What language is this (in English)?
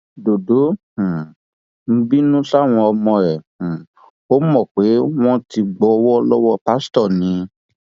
Yoruba